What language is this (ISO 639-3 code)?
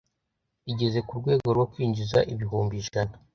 kin